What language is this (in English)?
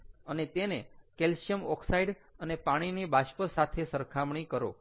Gujarati